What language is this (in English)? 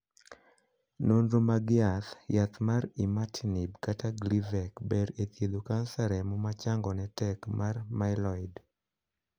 Luo (Kenya and Tanzania)